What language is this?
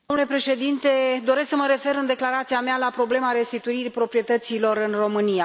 Romanian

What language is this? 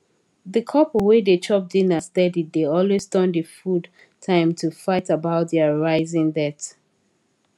Nigerian Pidgin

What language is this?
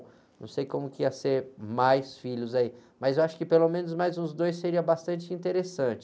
Portuguese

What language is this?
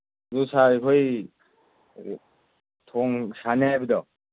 Manipuri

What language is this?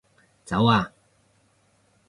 Cantonese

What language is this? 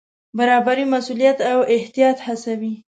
Pashto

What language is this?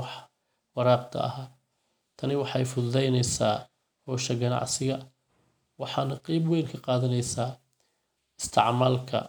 Somali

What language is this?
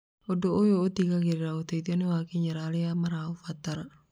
Kikuyu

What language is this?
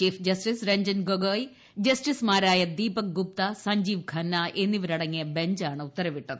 Malayalam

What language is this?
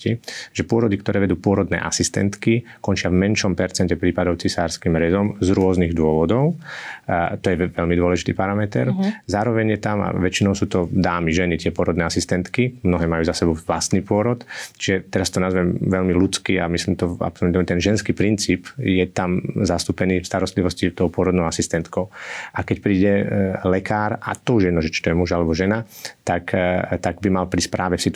Slovak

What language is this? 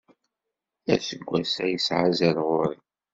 Kabyle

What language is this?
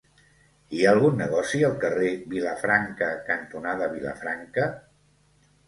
Catalan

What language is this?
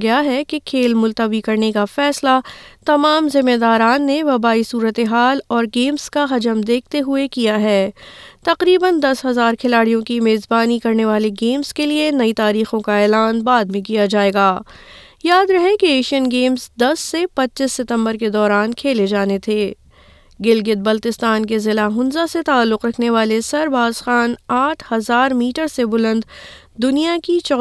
Urdu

